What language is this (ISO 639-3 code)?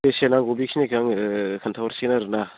brx